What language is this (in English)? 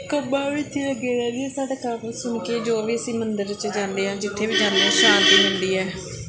Punjabi